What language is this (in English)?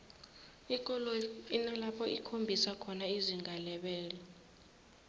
South Ndebele